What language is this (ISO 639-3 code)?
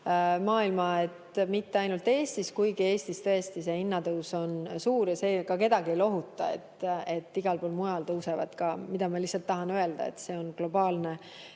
est